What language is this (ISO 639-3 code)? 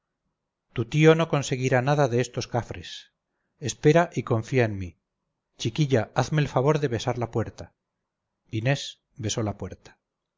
spa